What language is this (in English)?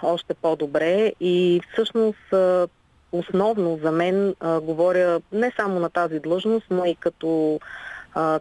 Bulgarian